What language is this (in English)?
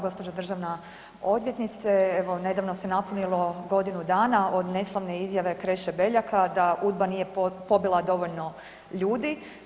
Croatian